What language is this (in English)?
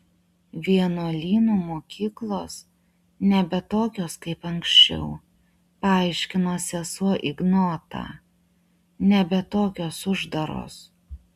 Lithuanian